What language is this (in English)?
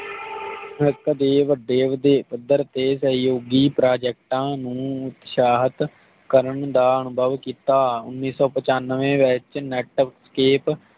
Punjabi